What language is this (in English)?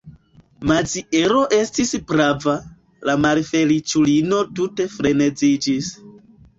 Esperanto